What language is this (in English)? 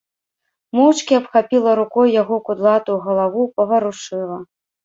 Belarusian